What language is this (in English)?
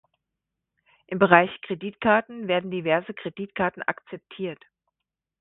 German